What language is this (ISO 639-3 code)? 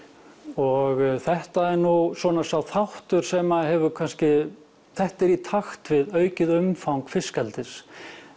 isl